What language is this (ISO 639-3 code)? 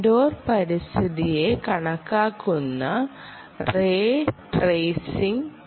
mal